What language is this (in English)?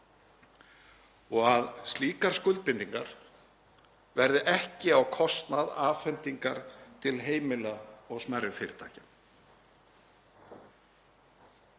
Icelandic